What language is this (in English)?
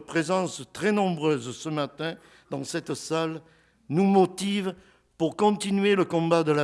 French